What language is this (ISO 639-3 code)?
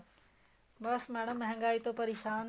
pan